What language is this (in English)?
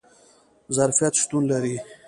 Pashto